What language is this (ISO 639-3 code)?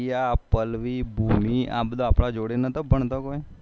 guj